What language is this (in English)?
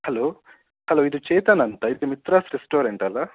Kannada